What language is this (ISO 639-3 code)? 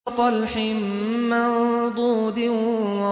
ara